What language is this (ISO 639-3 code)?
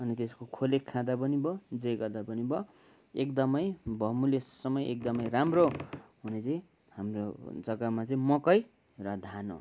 nep